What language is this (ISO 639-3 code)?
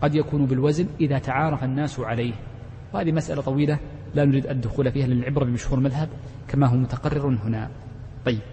ara